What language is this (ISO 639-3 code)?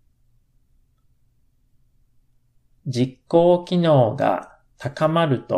jpn